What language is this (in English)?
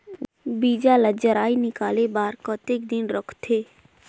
Chhattisgarhi